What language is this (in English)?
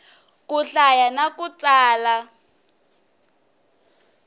Tsonga